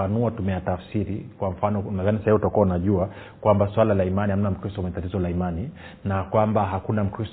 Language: Swahili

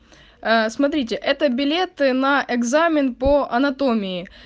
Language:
Russian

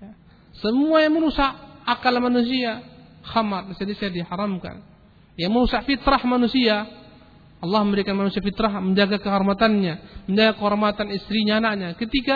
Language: Malay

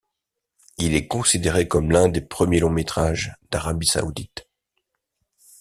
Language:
French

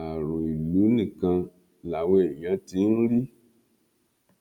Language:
Yoruba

